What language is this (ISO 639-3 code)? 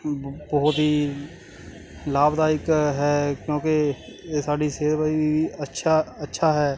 pan